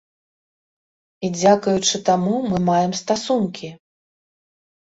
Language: Belarusian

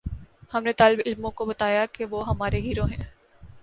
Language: Urdu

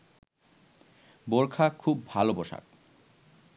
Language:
Bangla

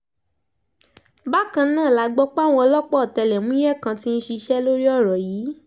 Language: Yoruba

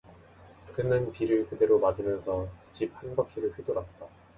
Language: Korean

